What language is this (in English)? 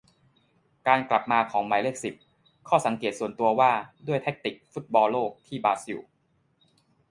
Thai